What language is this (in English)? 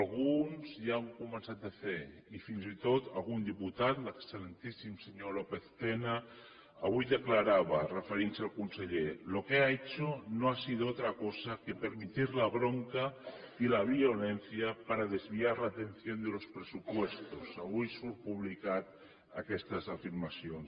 Catalan